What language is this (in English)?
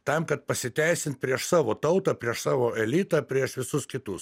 Lithuanian